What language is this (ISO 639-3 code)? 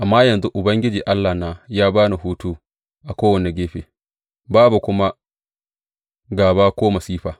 hau